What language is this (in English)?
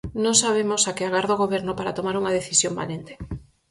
Galician